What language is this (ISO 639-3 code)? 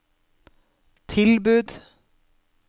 nor